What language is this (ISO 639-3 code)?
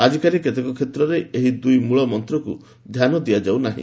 ori